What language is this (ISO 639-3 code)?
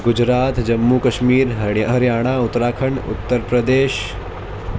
urd